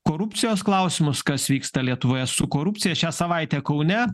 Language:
Lithuanian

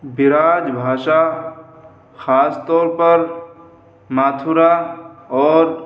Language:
Urdu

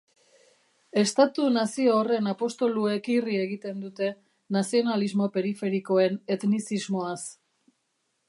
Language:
Basque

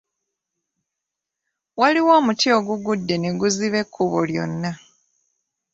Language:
Ganda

